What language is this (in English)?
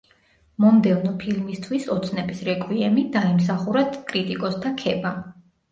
Georgian